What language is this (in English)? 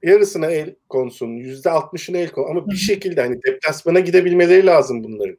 Turkish